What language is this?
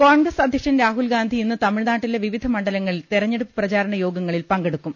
Malayalam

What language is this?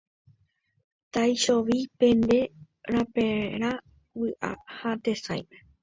Guarani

